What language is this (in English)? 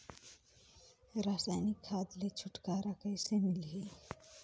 Chhattisgarhi